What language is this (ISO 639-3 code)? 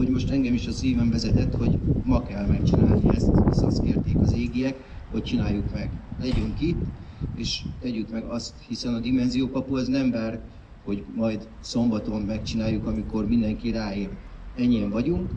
hun